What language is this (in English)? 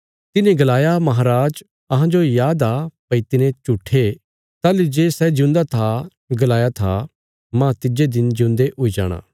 Bilaspuri